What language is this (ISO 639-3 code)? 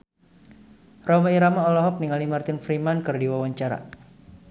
sun